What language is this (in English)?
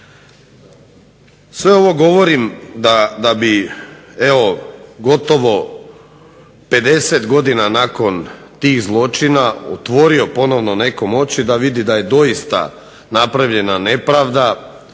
Croatian